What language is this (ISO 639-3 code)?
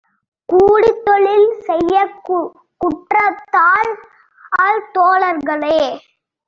tam